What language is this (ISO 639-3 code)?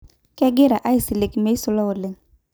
mas